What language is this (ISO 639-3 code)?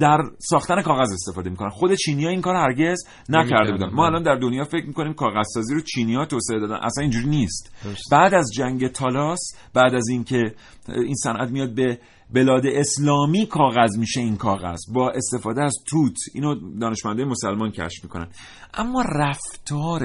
fas